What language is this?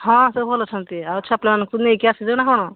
Odia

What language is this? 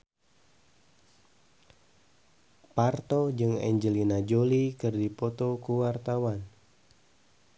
Sundanese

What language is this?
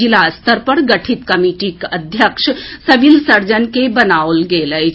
Maithili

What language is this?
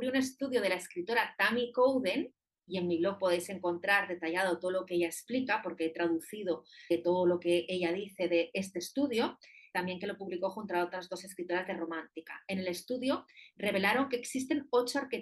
Spanish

